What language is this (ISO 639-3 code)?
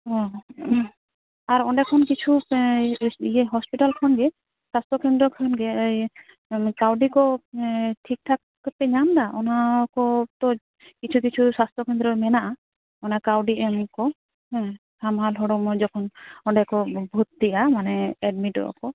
sat